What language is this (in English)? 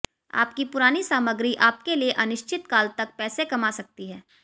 Hindi